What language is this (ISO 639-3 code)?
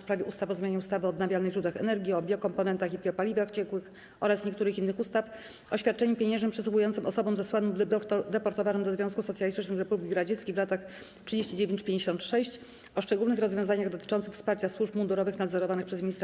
pol